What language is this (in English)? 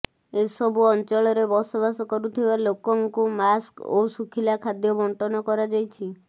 Odia